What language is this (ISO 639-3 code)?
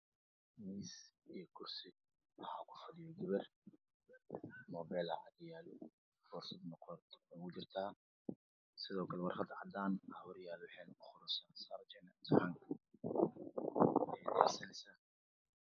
som